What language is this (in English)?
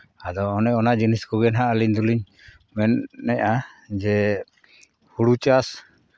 Santali